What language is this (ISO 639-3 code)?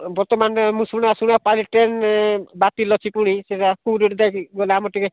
ori